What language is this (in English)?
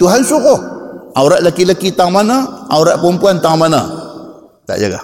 Malay